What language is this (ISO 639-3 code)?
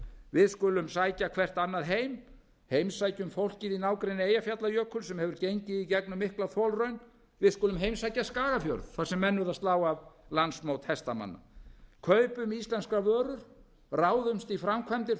isl